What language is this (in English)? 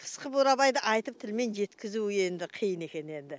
Kazakh